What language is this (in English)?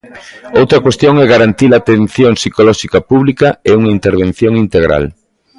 Galician